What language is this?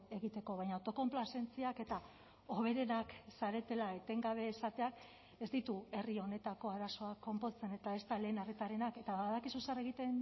Basque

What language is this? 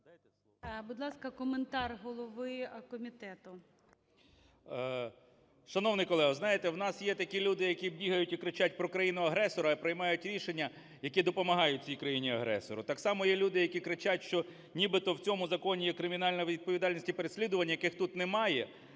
Ukrainian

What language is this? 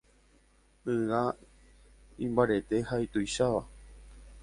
Guarani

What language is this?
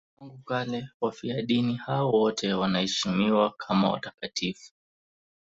Swahili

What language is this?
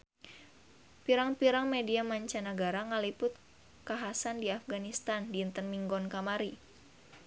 Sundanese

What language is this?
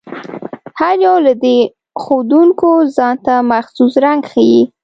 Pashto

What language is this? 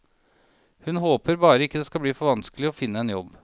Norwegian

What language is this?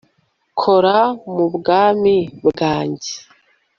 Kinyarwanda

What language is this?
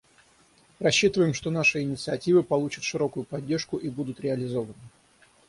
Russian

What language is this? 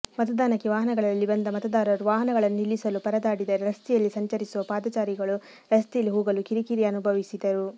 Kannada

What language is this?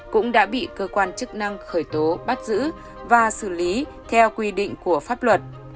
Vietnamese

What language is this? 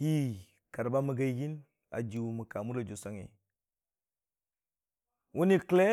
Dijim-Bwilim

